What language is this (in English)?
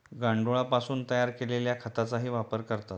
Marathi